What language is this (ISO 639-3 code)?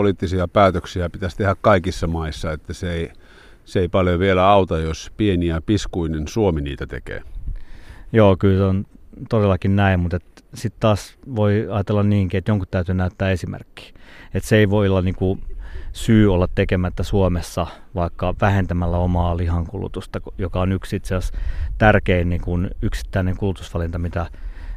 fin